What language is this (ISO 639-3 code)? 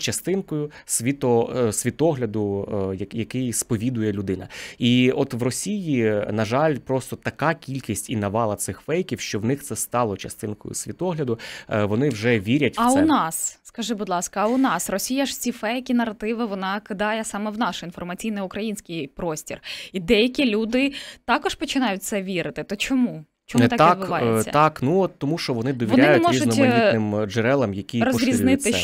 ukr